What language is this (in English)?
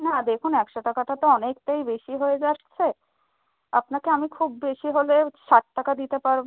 Bangla